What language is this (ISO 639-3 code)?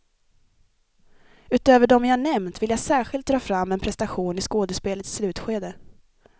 swe